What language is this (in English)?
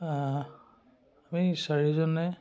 Assamese